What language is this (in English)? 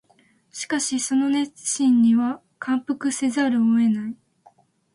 Japanese